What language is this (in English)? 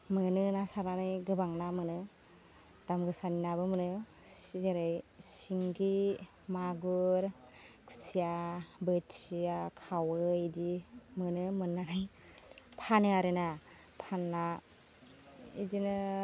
Bodo